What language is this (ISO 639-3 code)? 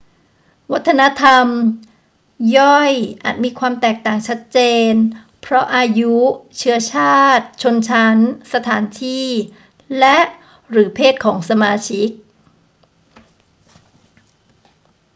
tha